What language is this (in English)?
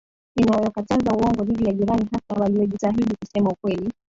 Swahili